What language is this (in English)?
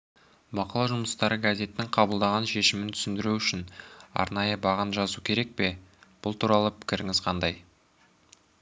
Kazakh